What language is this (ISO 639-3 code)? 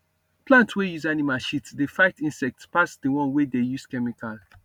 pcm